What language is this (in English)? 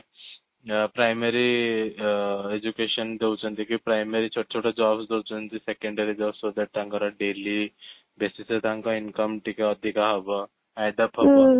Odia